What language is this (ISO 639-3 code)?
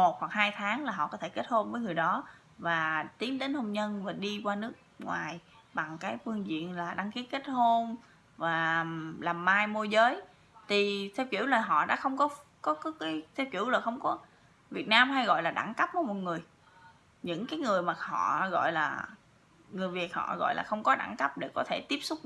vie